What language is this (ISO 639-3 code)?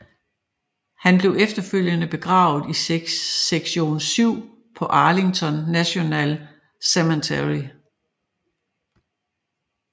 dan